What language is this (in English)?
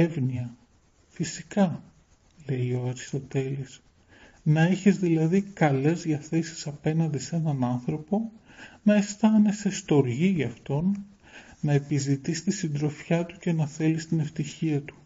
Greek